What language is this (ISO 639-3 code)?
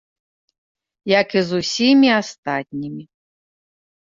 bel